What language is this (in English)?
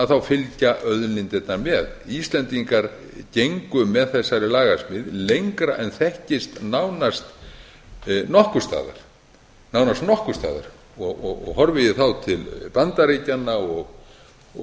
Icelandic